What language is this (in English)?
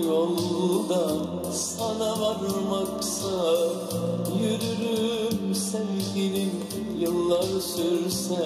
Dutch